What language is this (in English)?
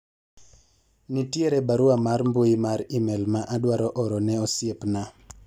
Luo (Kenya and Tanzania)